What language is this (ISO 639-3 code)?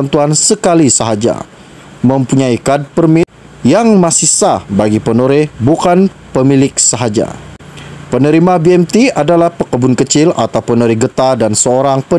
msa